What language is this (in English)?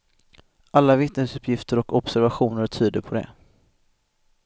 Swedish